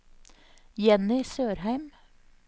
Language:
Norwegian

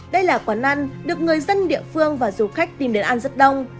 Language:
Vietnamese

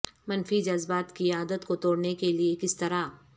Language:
Urdu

